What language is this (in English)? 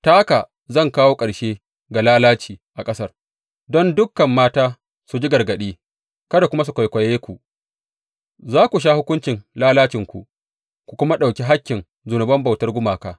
Hausa